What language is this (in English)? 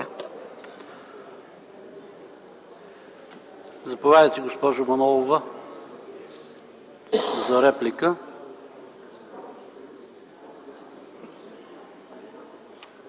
Bulgarian